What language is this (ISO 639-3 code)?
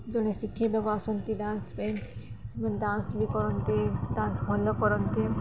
ori